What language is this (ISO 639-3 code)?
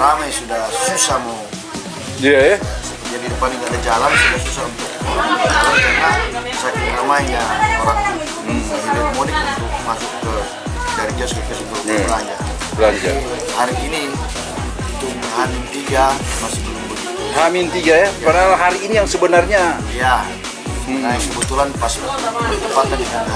ind